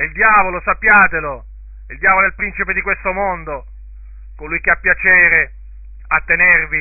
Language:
Italian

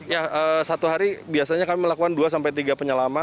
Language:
Indonesian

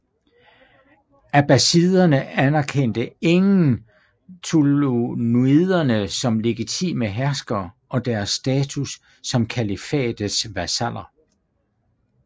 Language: Danish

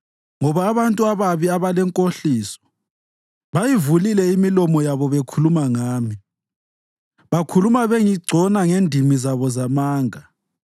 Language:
North Ndebele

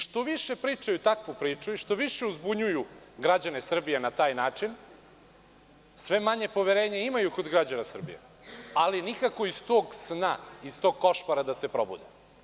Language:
Serbian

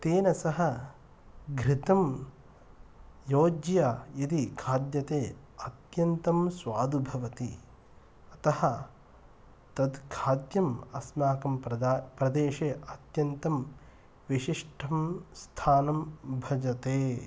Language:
Sanskrit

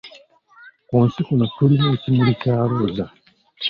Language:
Ganda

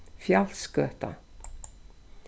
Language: Faroese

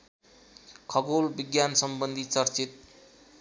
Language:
Nepali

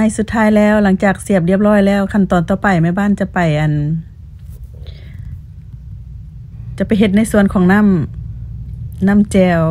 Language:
Thai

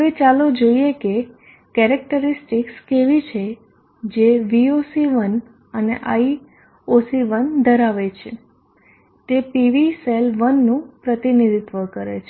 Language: Gujarati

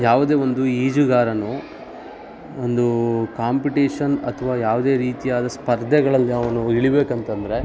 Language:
Kannada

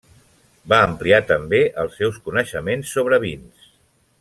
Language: Catalan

